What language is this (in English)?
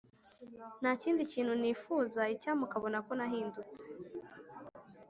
Kinyarwanda